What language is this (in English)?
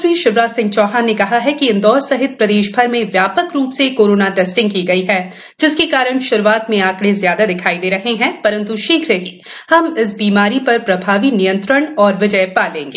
Hindi